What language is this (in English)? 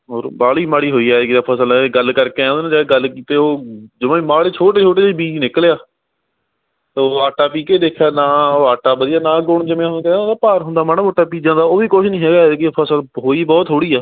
Punjabi